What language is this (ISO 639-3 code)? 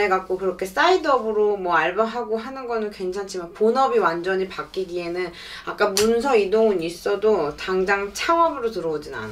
kor